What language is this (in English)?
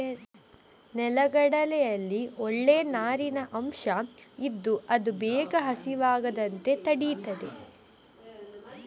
Kannada